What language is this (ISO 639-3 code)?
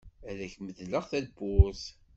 kab